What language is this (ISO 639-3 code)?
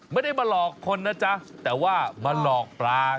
tha